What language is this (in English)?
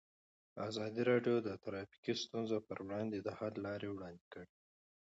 Pashto